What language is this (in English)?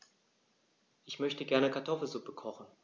German